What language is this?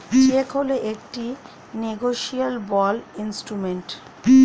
Bangla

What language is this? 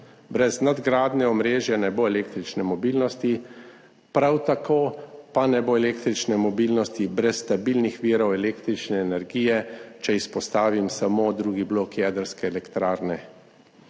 Slovenian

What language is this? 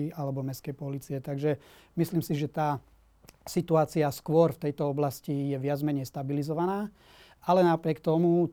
Slovak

